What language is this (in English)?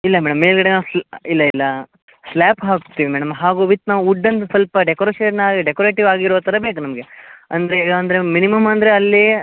Kannada